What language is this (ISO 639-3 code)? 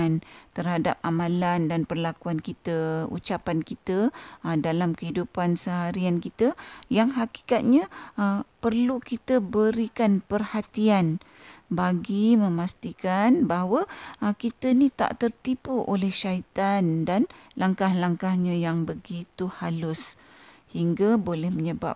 msa